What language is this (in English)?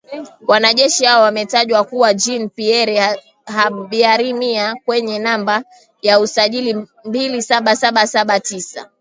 Swahili